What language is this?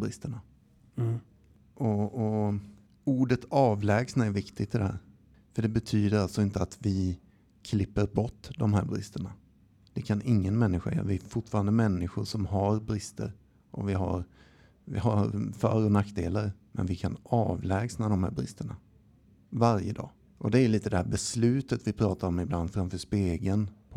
Swedish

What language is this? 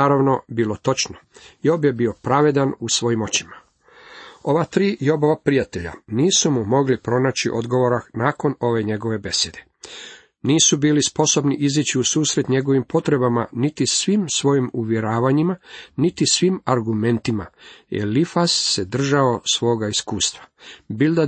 Croatian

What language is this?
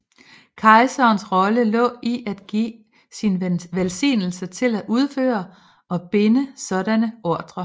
Danish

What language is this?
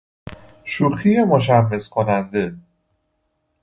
Persian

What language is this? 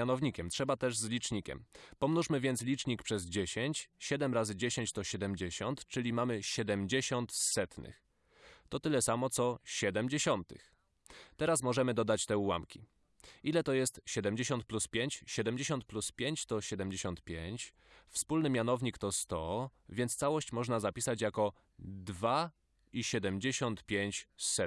Polish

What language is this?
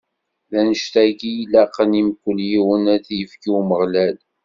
Kabyle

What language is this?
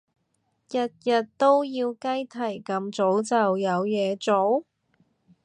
Cantonese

